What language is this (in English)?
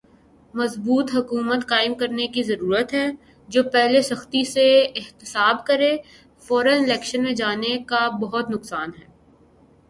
Urdu